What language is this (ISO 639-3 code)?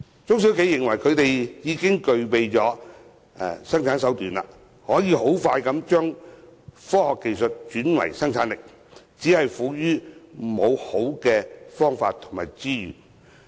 yue